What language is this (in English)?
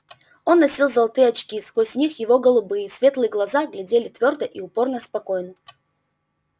Russian